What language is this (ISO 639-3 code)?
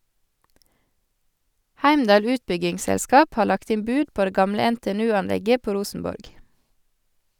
nor